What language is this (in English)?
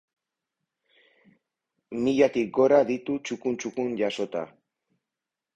Basque